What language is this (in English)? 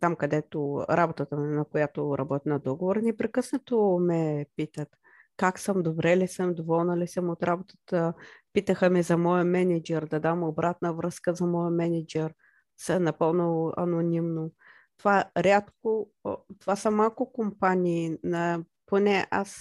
Bulgarian